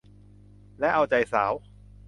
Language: Thai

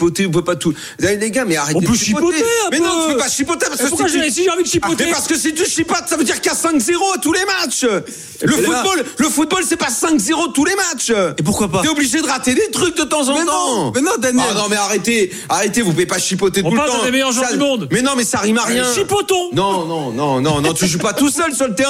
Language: French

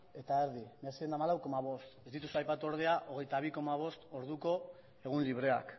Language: Basque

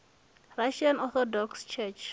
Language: Venda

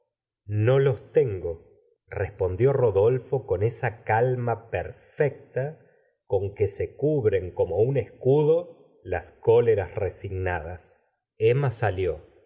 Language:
Spanish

